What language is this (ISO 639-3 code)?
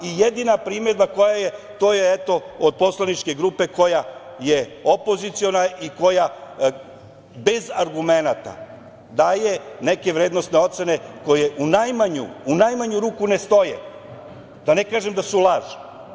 srp